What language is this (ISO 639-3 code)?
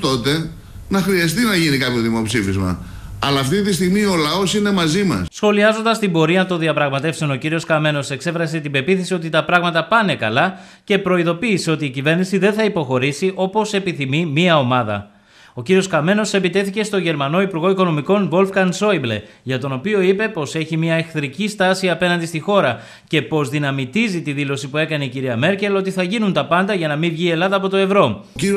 ell